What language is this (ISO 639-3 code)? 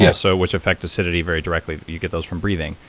eng